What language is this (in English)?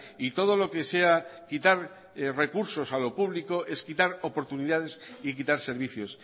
Spanish